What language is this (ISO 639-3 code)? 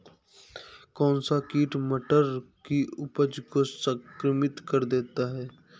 hin